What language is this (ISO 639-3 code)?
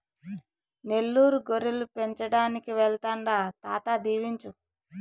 tel